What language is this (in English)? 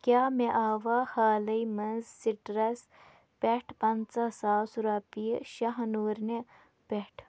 Kashmiri